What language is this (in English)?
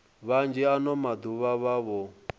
Venda